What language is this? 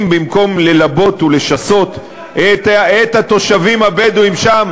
Hebrew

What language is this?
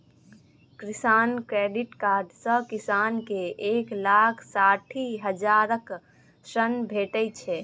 Maithili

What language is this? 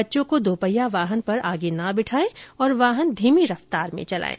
Hindi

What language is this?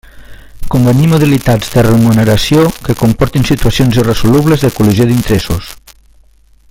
Catalan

